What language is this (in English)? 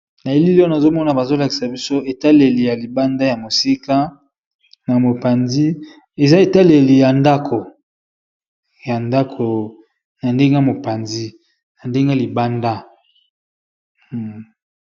Lingala